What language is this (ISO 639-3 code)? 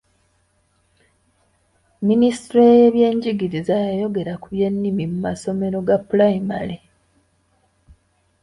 lug